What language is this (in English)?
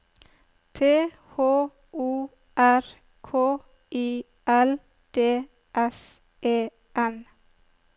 Norwegian